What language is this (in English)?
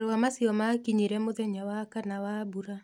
Kikuyu